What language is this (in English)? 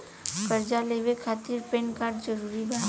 Bhojpuri